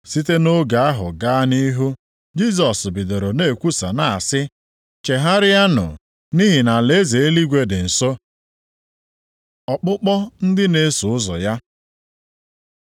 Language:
Igbo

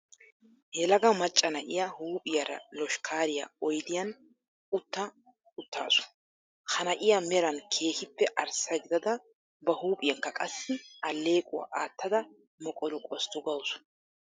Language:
Wolaytta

